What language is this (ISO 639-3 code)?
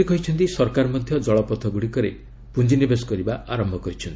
ori